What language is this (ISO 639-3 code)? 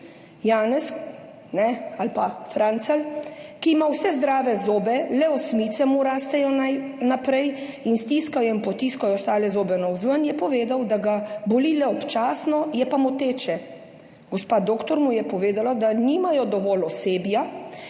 slv